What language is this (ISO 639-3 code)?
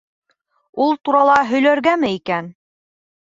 bak